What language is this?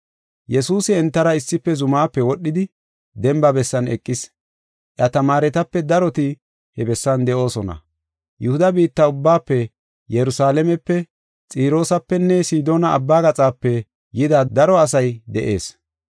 Gofa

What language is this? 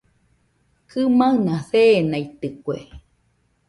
Nüpode Huitoto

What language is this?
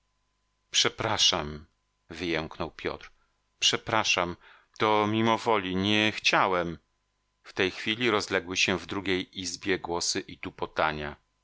Polish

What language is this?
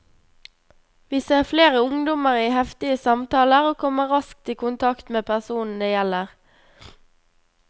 Norwegian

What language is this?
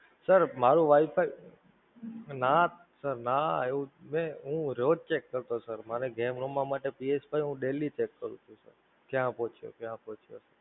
Gujarati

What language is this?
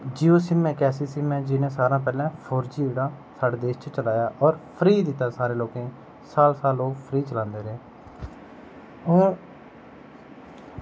Dogri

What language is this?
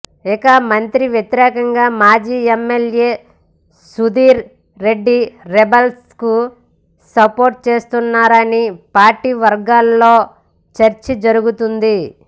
Telugu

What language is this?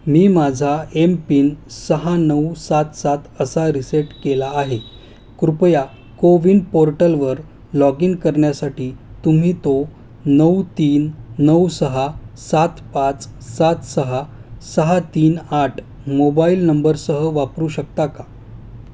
Marathi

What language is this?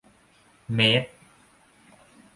Thai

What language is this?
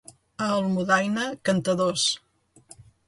Catalan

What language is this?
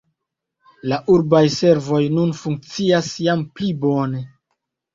Esperanto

